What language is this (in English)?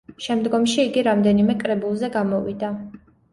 Georgian